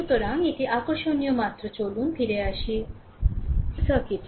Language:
Bangla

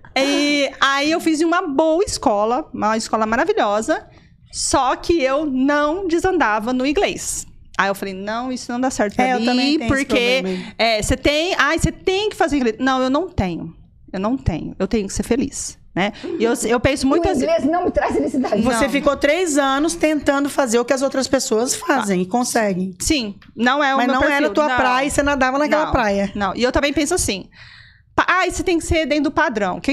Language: Portuguese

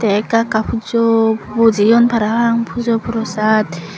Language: Chakma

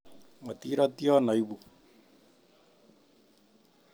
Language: Kalenjin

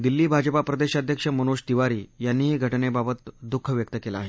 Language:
Marathi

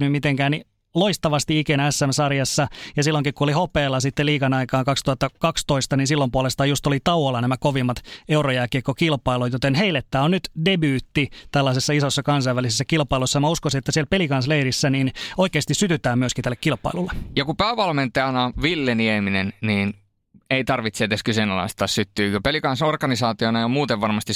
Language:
Finnish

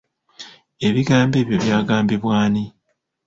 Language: Ganda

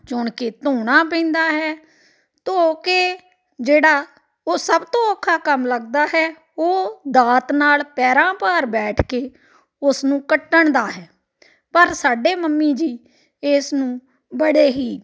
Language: Punjabi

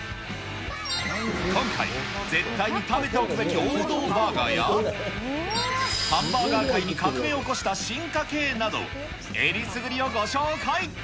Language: Japanese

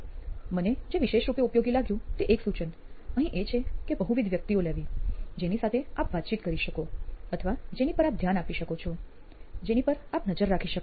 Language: Gujarati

